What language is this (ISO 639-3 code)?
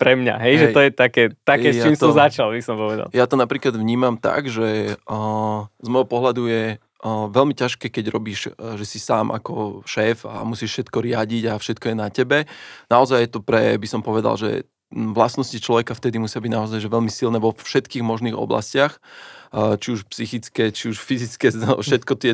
slk